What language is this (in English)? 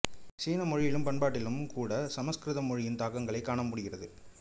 Tamil